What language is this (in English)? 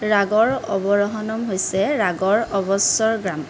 Assamese